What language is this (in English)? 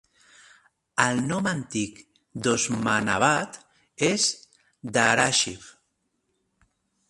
Catalan